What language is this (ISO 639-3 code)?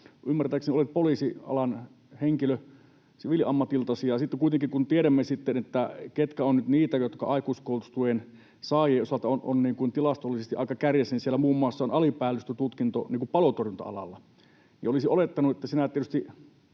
fin